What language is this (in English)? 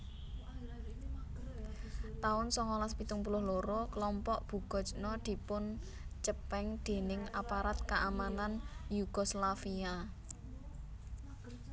Javanese